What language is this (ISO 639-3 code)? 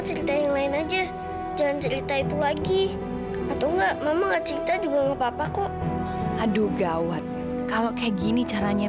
ind